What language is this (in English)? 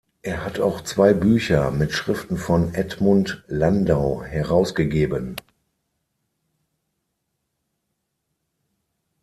German